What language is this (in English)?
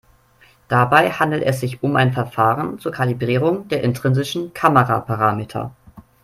German